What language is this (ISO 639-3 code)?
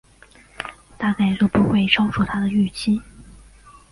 zho